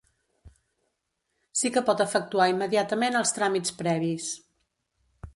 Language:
Catalan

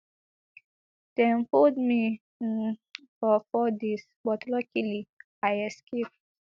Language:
Nigerian Pidgin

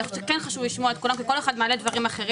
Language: Hebrew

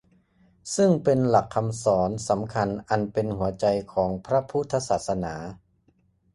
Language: Thai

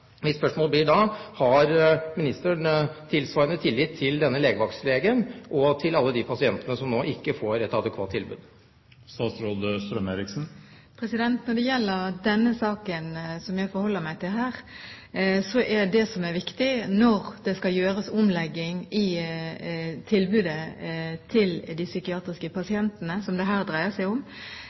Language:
Norwegian Bokmål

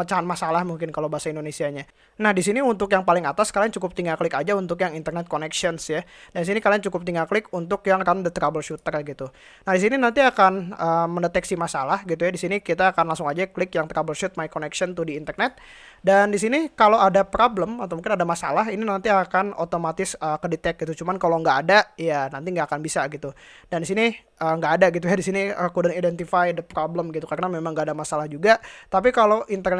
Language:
Indonesian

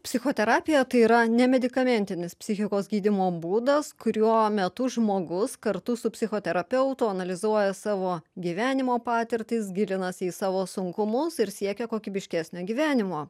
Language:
Lithuanian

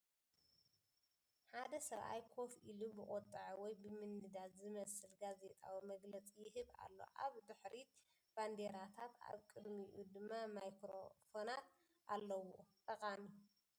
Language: Tigrinya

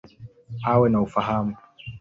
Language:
Swahili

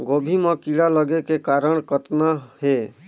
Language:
Chhattisgarhi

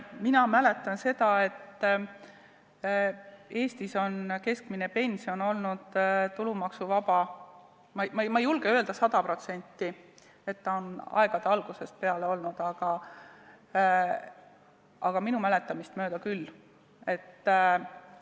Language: Estonian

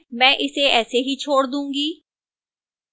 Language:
Hindi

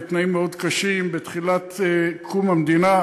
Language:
Hebrew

